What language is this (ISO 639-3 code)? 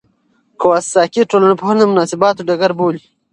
pus